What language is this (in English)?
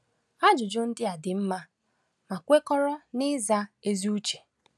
Igbo